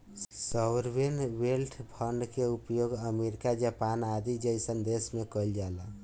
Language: Bhojpuri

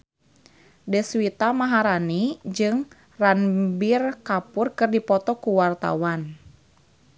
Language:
Sundanese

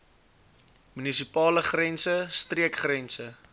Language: Afrikaans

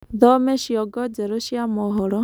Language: Kikuyu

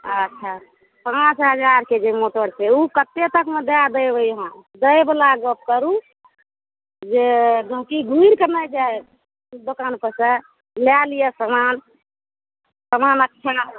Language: Maithili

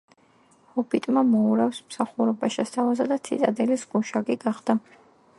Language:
Georgian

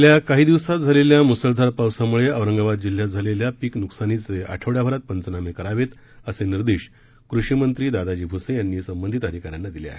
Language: Marathi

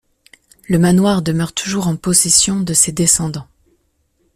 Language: French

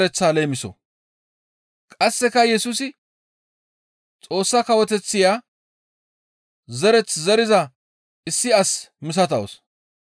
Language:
Gamo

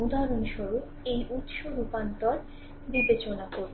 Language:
Bangla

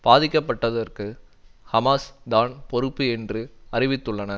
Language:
Tamil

